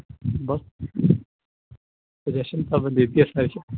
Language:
Punjabi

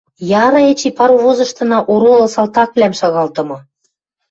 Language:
Western Mari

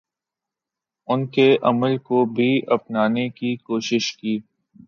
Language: Urdu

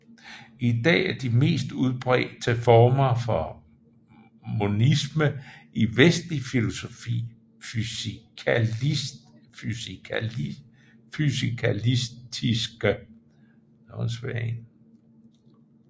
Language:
Danish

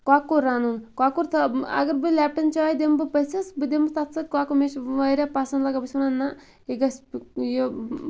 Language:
Kashmiri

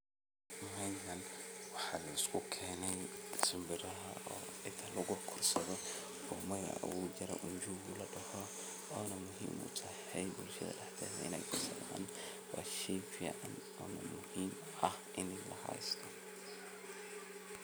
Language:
Somali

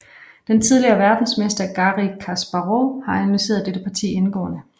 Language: Danish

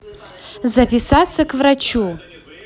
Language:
Russian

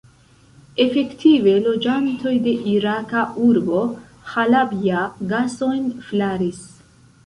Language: Esperanto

